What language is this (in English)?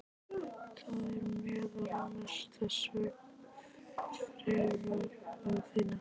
Icelandic